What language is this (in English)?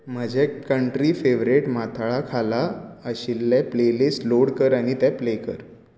Konkani